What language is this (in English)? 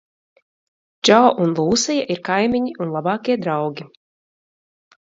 Latvian